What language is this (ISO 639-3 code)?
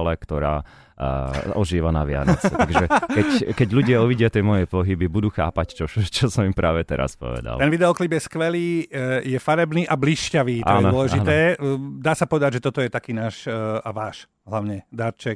slk